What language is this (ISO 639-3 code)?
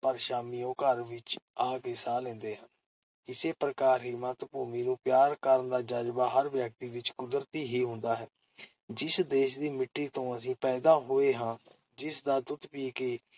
pan